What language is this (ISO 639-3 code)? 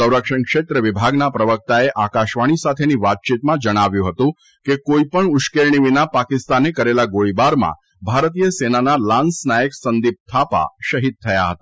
guj